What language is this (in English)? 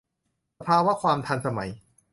Thai